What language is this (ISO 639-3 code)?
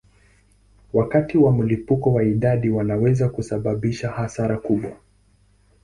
swa